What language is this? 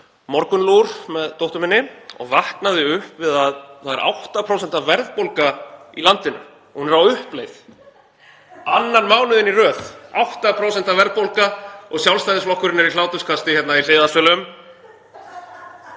Icelandic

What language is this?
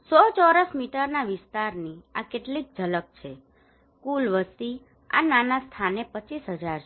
Gujarati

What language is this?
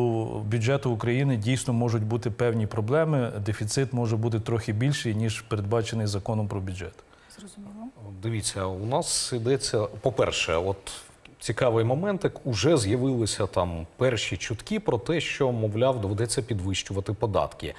Ukrainian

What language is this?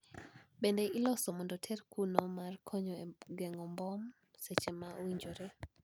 Luo (Kenya and Tanzania)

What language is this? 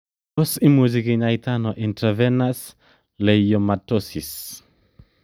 Kalenjin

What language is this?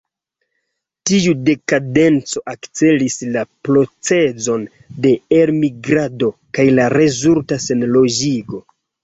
Esperanto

